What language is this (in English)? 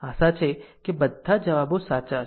Gujarati